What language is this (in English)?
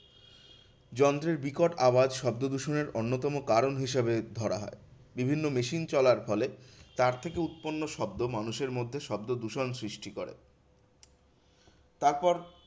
Bangla